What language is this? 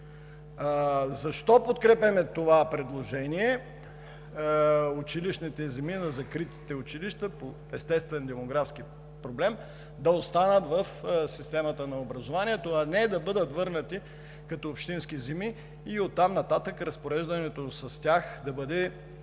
Bulgarian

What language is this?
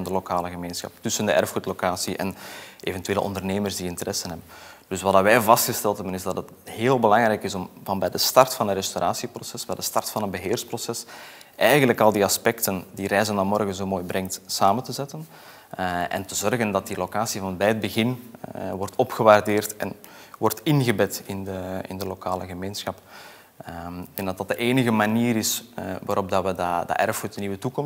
Dutch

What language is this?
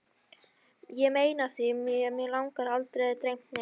Icelandic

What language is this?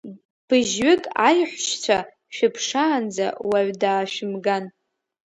Abkhazian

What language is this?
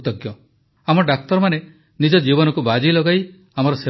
Odia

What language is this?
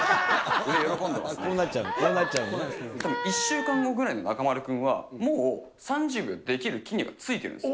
Japanese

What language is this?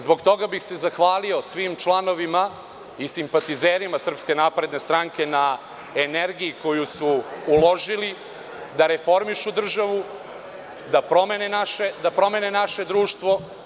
Serbian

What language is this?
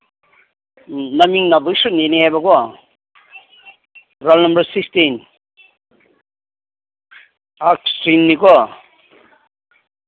Manipuri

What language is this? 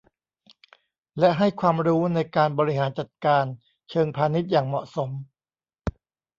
Thai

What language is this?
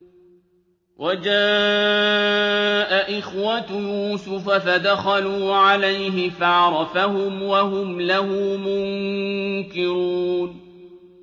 Arabic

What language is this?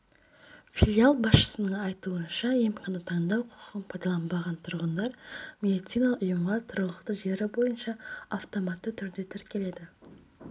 Kazakh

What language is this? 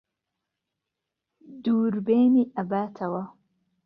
Central Kurdish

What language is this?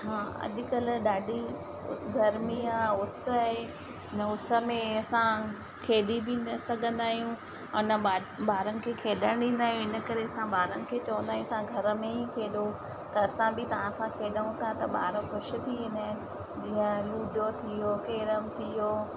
Sindhi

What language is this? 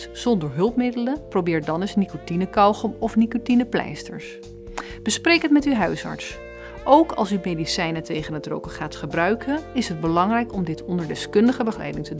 Dutch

